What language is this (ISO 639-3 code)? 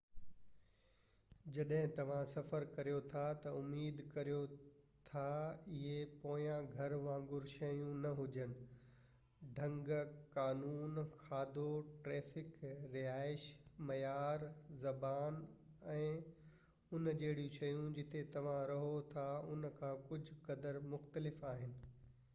snd